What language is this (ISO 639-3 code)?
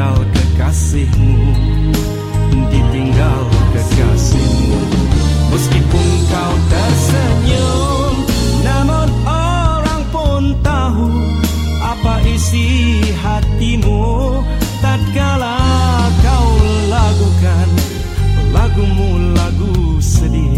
msa